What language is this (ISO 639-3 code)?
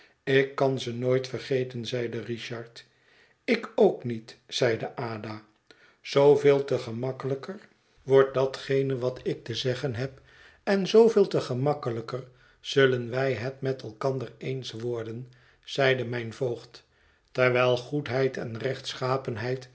nld